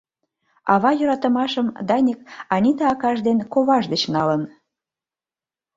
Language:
Mari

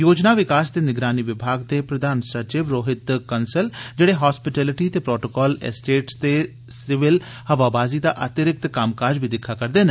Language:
Dogri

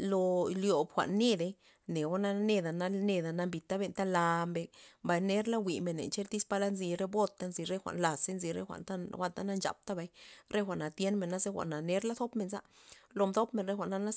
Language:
Loxicha Zapotec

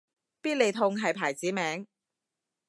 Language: Cantonese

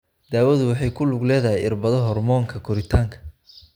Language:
Somali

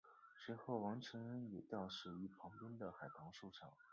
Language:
Chinese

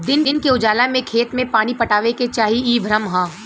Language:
Bhojpuri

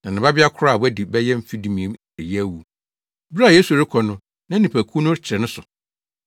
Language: Akan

